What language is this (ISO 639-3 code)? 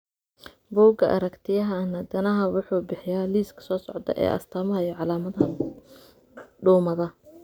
som